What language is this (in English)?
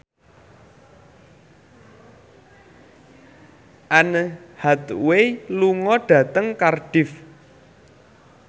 Javanese